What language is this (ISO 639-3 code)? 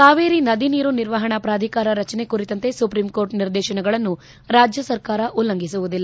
kan